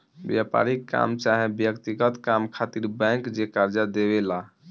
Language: Bhojpuri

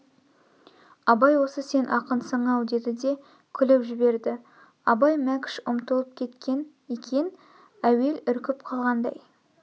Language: Kazakh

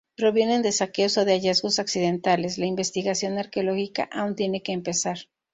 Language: Spanish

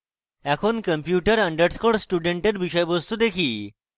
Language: Bangla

